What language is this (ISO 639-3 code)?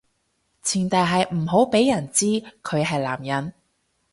yue